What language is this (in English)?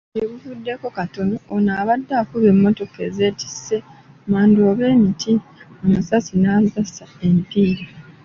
Ganda